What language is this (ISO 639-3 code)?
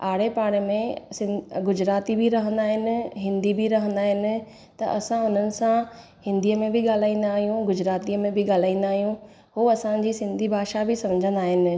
snd